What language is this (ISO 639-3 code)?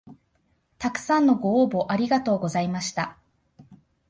jpn